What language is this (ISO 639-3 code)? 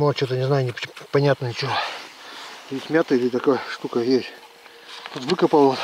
rus